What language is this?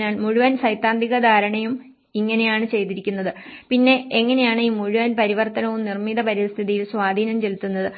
Malayalam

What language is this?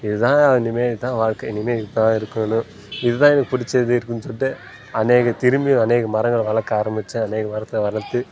Tamil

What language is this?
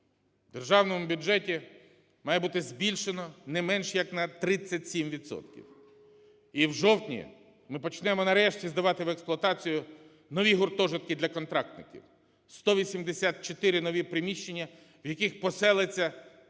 Ukrainian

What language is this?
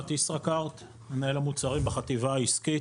Hebrew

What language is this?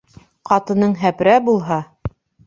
Bashkir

